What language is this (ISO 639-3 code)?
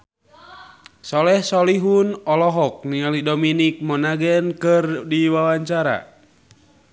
sun